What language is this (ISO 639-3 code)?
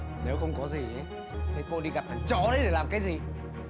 vie